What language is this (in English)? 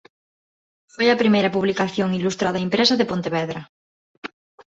Galician